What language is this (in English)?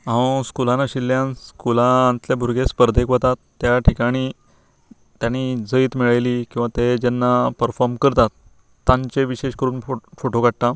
Konkani